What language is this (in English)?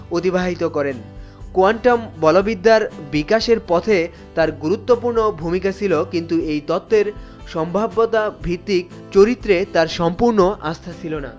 Bangla